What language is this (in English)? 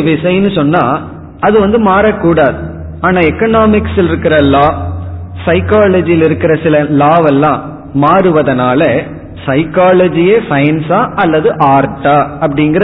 Tamil